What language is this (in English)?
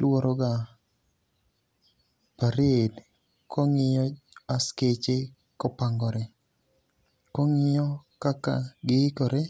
Luo (Kenya and Tanzania)